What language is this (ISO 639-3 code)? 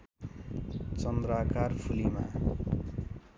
nep